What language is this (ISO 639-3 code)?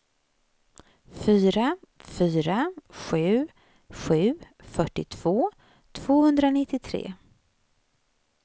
swe